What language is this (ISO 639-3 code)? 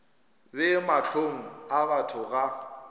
nso